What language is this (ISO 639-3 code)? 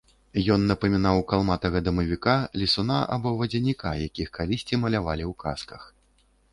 bel